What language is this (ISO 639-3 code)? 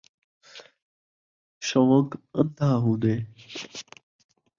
skr